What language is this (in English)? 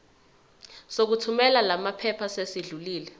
Zulu